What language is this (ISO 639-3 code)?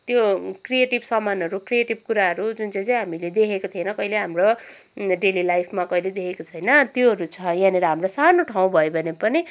nep